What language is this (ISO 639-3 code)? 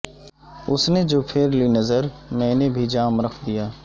urd